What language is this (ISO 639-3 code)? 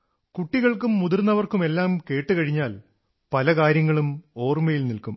mal